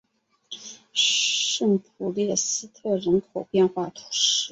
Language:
Chinese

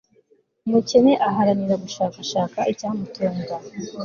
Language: Kinyarwanda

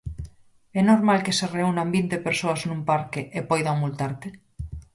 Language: Galician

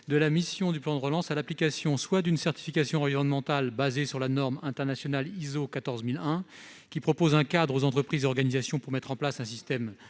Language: French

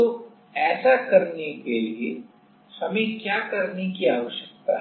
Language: Hindi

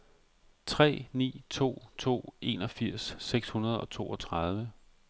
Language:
Danish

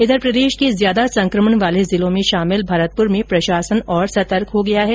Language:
Hindi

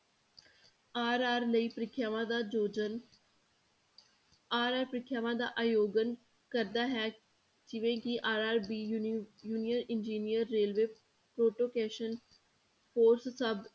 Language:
Punjabi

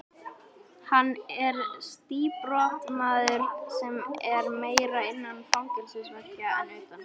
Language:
Icelandic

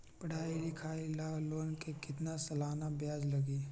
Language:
Magahi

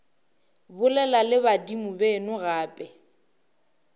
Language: Northern Sotho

